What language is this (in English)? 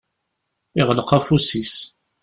Kabyle